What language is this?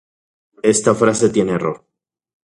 Central Puebla Nahuatl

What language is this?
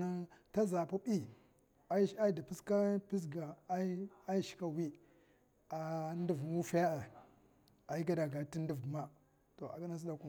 Mafa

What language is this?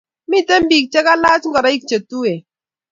Kalenjin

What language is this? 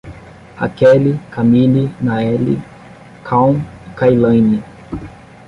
Portuguese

